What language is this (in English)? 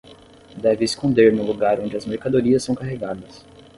Portuguese